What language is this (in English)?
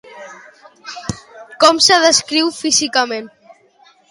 Catalan